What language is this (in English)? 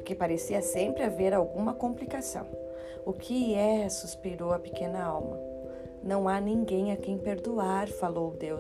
Portuguese